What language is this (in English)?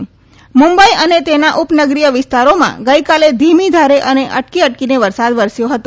Gujarati